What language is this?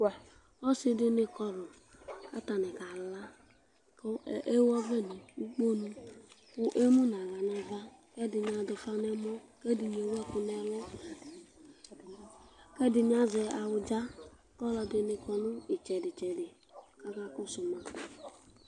Ikposo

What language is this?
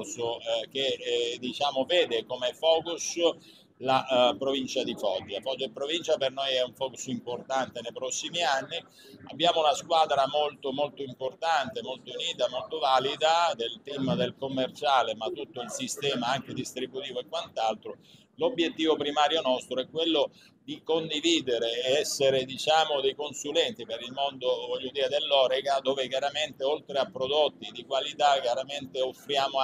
Italian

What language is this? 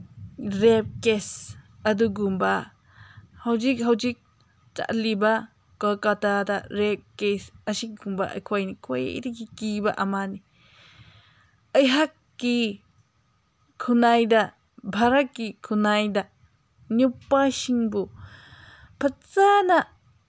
Manipuri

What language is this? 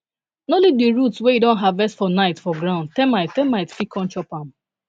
Nigerian Pidgin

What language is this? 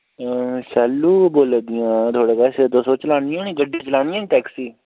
Dogri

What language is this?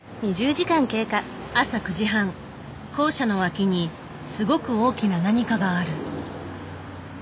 Japanese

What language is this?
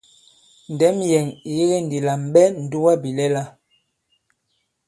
Bankon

